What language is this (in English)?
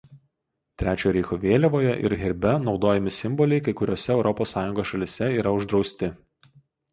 Lithuanian